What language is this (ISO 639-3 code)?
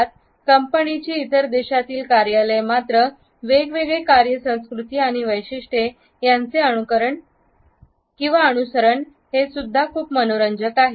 mar